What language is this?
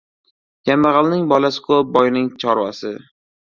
Uzbek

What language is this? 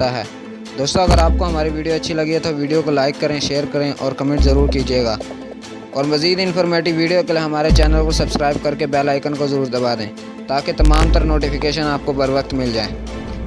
Urdu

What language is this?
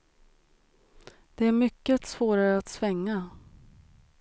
Swedish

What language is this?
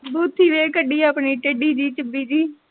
Punjabi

